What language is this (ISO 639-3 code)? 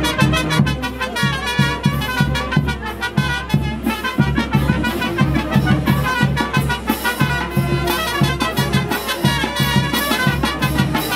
spa